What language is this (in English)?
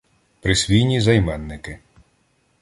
Ukrainian